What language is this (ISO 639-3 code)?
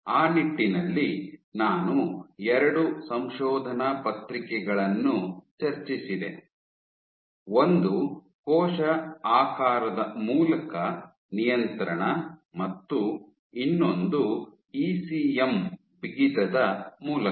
kan